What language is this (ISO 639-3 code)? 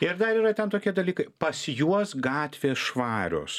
lit